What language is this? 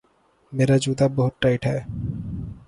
Urdu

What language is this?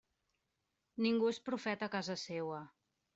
Catalan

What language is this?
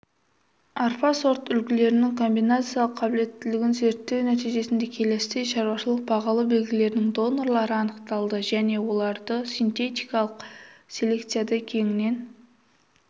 Kazakh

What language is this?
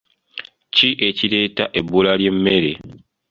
Ganda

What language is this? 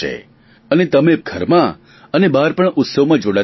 Gujarati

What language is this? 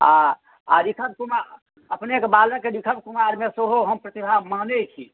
Maithili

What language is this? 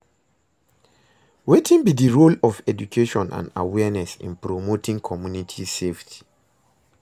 Nigerian Pidgin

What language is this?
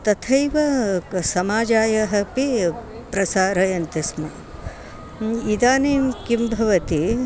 Sanskrit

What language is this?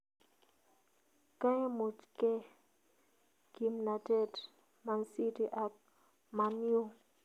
Kalenjin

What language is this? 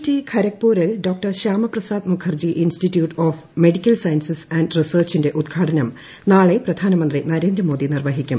Malayalam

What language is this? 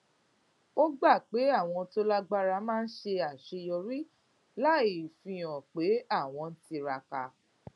Yoruba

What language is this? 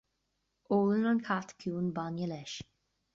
Irish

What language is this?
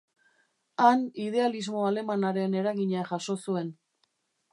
Basque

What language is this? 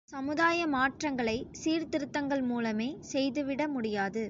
Tamil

